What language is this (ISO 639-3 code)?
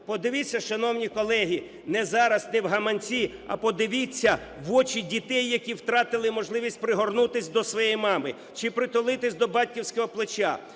ukr